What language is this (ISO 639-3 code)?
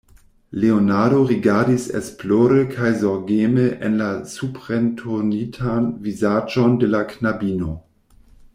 epo